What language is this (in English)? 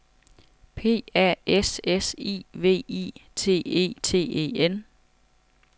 Danish